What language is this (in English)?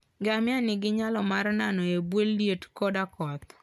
Luo (Kenya and Tanzania)